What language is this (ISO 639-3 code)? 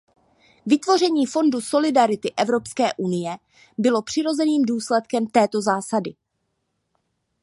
ces